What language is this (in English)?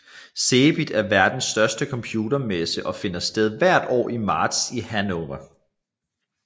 Danish